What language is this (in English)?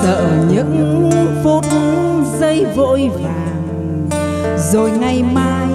Vietnamese